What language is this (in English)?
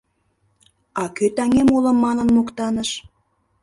Mari